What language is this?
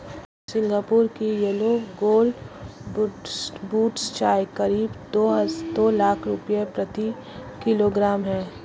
Hindi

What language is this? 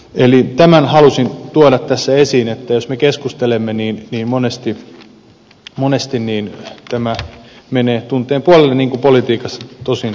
Finnish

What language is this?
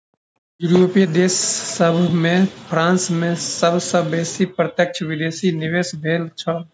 Maithili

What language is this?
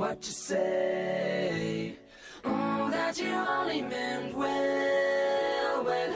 Romanian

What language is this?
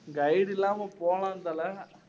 Tamil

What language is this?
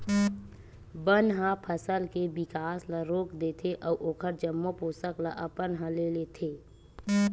Chhattisgarhi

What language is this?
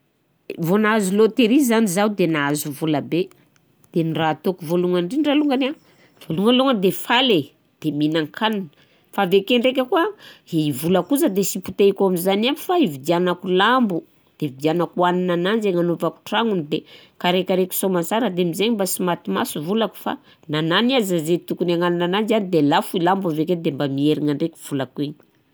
Southern Betsimisaraka Malagasy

